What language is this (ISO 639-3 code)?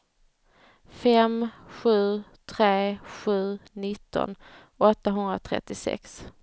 swe